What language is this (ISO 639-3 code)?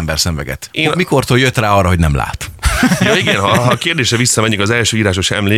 hun